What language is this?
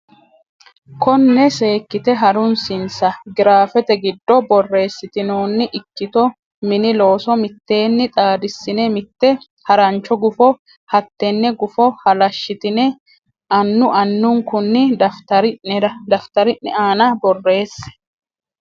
Sidamo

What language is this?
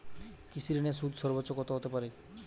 Bangla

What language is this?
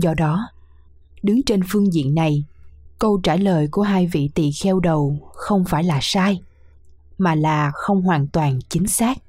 Vietnamese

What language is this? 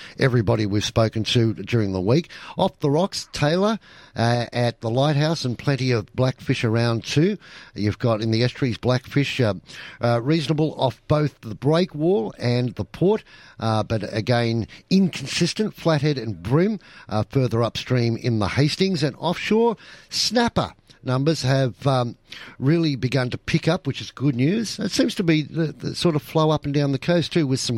English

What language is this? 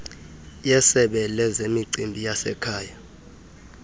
Xhosa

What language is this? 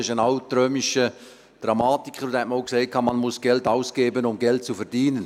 Swiss German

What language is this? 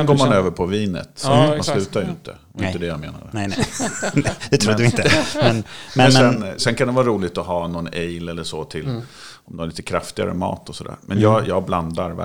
Swedish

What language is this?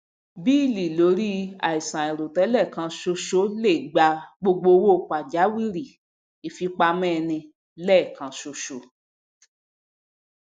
Yoruba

